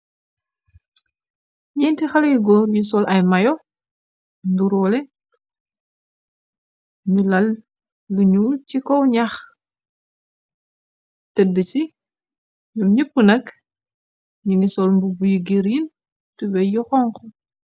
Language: Wolof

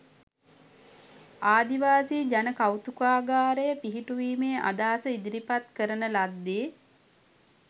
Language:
Sinhala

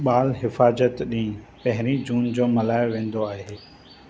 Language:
Sindhi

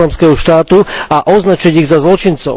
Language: Slovak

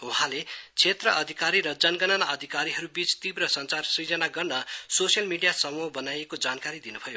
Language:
Nepali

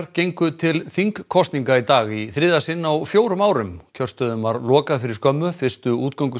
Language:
Icelandic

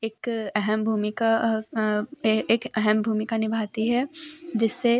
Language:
Hindi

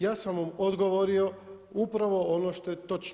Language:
Croatian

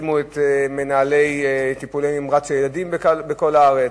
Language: Hebrew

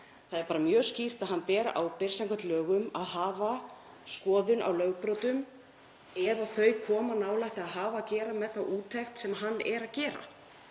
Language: Icelandic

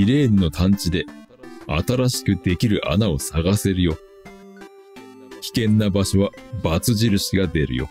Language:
Japanese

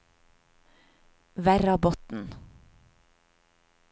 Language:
Norwegian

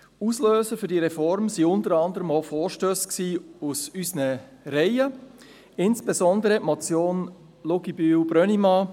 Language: Swiss German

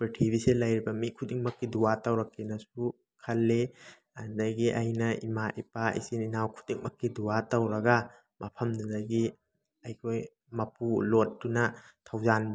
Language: Manipuri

